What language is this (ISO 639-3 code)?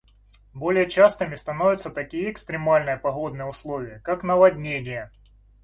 rus